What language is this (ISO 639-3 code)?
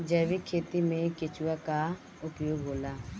bho